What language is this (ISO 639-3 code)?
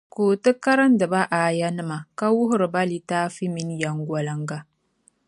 dag